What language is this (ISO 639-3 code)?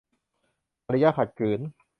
tha